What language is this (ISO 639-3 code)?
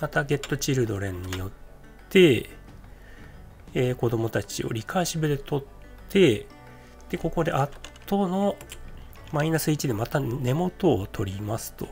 jpn